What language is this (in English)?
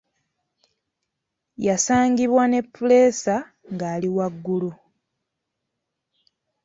Ganda